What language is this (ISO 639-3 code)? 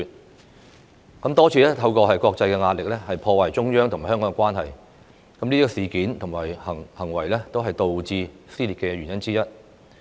yue